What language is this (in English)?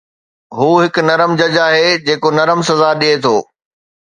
Sindhi